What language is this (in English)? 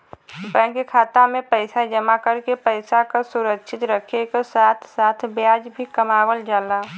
Bhojpuri